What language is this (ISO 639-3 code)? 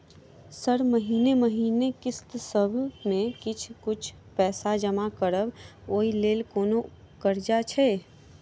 mai